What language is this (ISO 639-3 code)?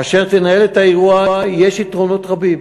heb